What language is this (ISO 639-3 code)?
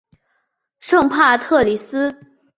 zho